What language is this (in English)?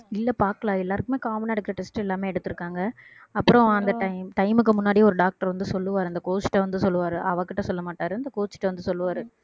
Tamil